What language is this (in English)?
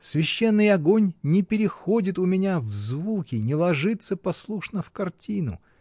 Russian